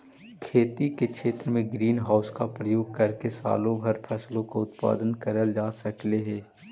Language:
Magahi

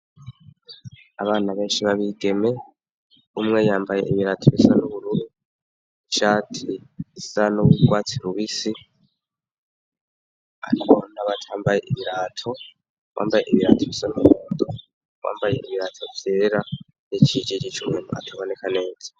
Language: Rundi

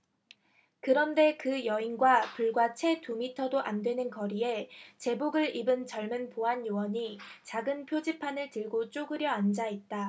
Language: Korean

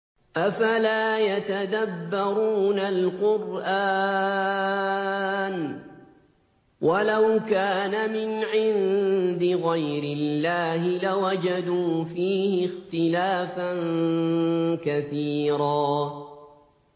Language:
Arabic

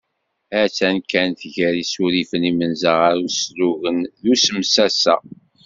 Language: Kabyle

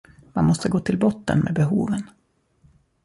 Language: Swedish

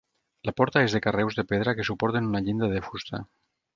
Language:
Catalan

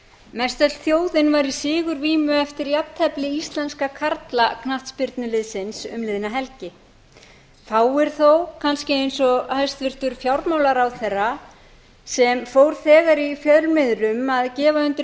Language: Icelandic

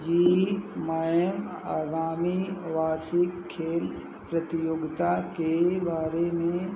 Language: Hindi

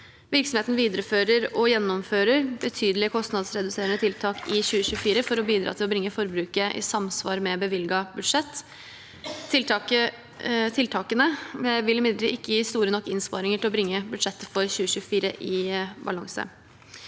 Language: Norwegian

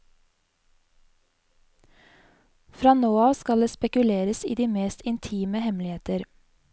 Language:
Norwegian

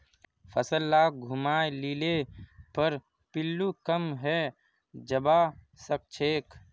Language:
Magahi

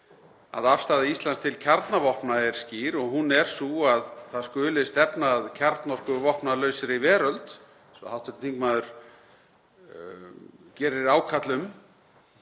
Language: Icelandic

